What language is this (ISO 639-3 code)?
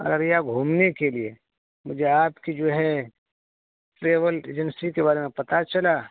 urd